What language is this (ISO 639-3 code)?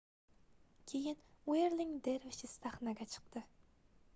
uzb